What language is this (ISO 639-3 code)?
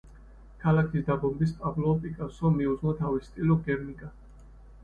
kat